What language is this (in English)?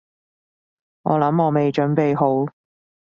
Cantonese